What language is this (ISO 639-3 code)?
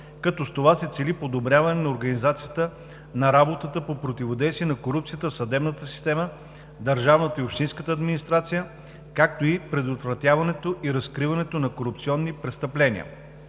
bul